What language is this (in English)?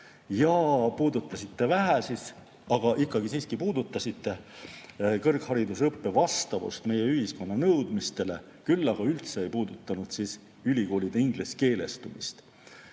Estonian